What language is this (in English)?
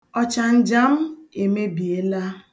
Igbo